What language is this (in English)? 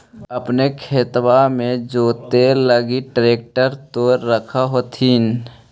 Magahi